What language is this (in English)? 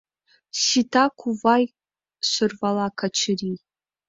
Mari